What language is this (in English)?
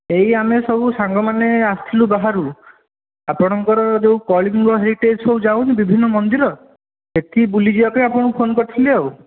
Odia